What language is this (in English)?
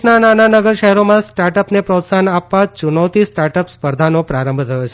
Gujarati